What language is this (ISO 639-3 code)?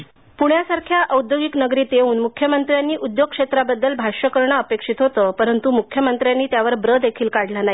mar